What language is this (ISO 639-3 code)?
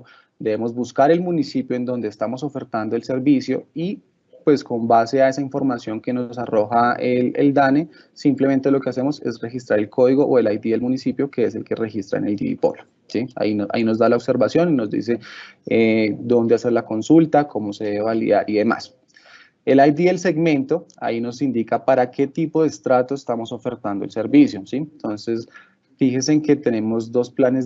spa